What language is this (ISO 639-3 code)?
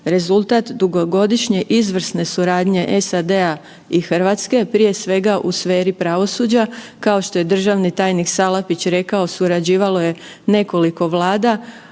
hrv